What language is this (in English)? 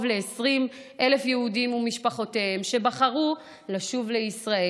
Hebrew